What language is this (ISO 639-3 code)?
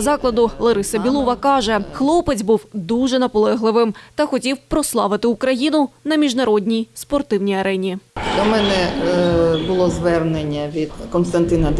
ukr